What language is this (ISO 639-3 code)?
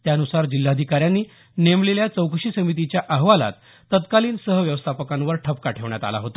mar